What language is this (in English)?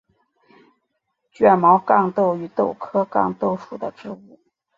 Chinese